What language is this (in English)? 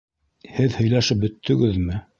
Bashkir